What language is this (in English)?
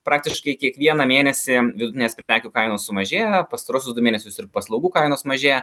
Lithuanian